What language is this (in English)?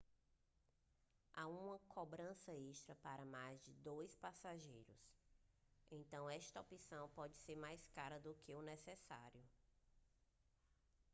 Portuguese